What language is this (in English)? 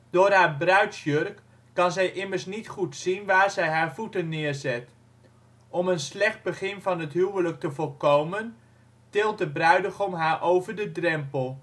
Dutch